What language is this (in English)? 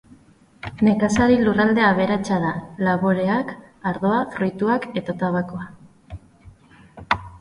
Basque